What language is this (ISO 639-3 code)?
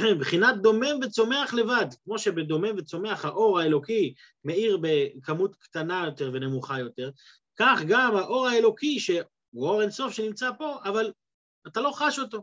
heb